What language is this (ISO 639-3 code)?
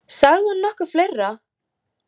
isl